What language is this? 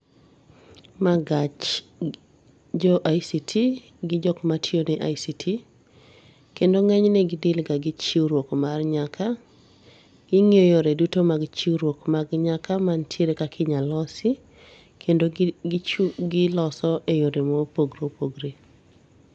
Luo (Kenya and Tanzania)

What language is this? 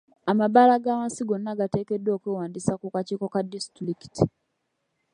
Ganda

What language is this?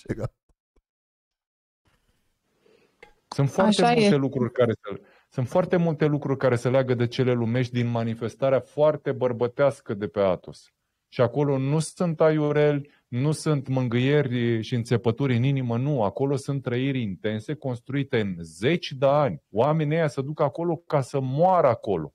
Romanian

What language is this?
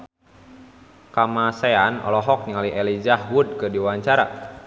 Sundanese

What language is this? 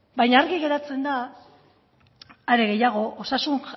Basque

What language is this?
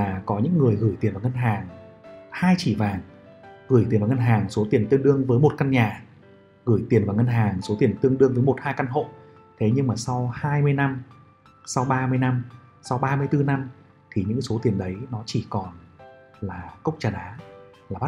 Vietnamese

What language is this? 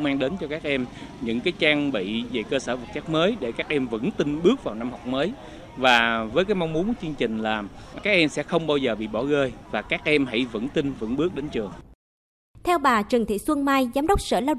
Vietnamese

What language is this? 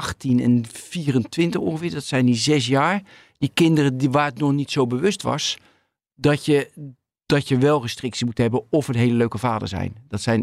Dutch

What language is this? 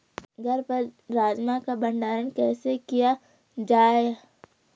Hindi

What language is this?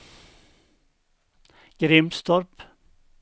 Swedish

